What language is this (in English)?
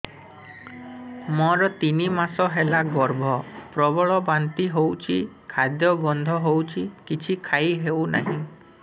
Odia